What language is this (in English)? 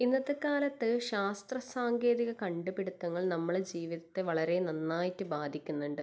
Malayalam